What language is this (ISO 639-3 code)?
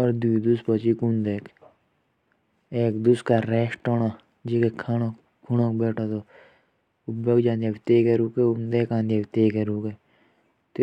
jns